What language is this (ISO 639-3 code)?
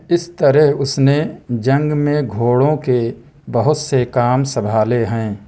urd